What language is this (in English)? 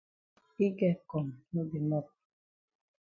Cameroon Pidgin